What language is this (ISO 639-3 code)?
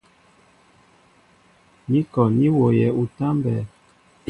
mbo